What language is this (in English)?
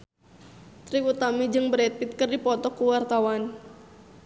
Sundanese